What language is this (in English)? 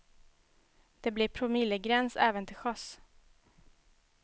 Swedish